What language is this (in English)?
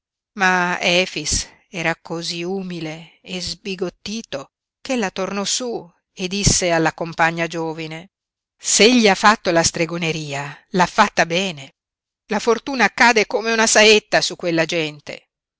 Italian